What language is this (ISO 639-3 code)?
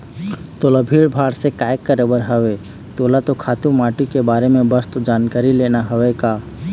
hne